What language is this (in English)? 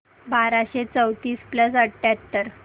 Marathi